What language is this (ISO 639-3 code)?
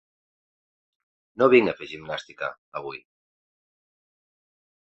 cat